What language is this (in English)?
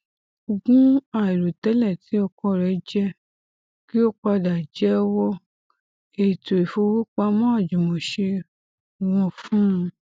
Yoruba